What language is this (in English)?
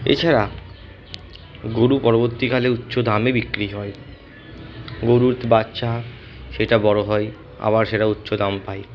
Bangla